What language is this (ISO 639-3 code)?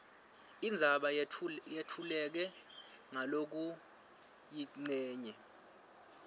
ssw